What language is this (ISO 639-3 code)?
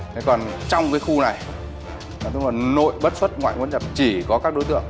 vie